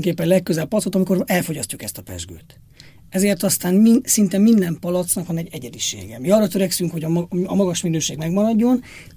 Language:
Hungarian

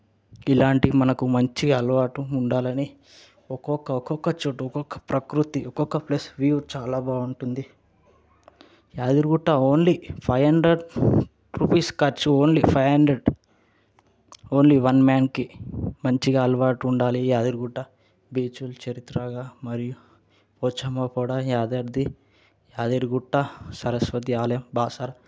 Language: Telugu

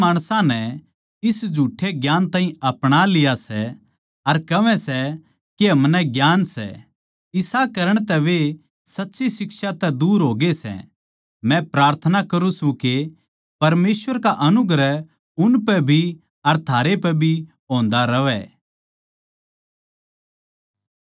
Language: Haryanvi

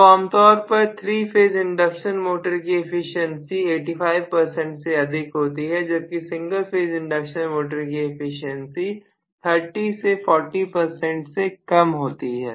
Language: Hindi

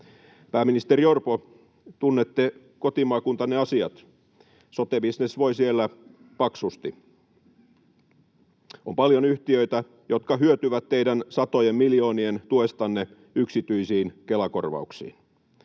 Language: Finnish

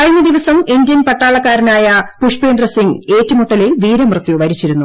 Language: Malayalam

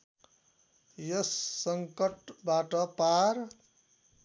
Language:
Nepali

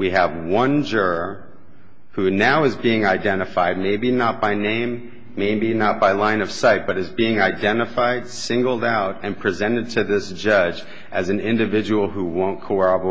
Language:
English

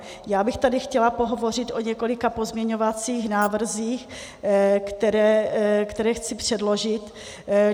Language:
Czech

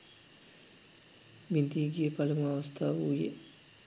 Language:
Sinhala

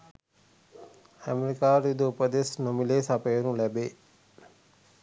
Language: Sinhala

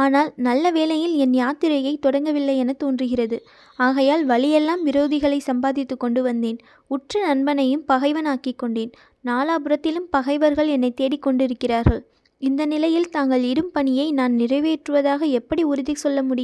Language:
Tamil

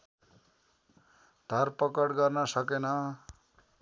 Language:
Nepali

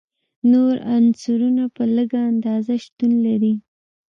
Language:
Pashto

